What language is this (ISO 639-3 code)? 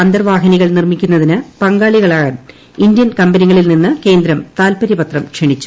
mal